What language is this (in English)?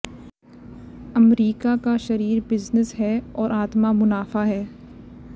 Hindi